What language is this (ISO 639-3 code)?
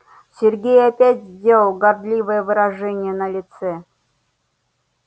rus